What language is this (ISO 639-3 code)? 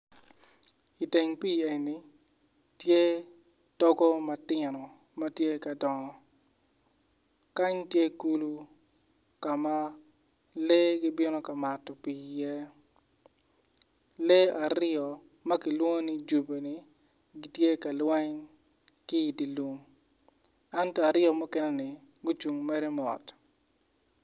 ach